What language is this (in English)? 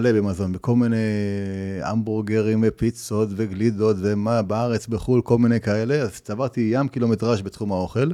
Hebrew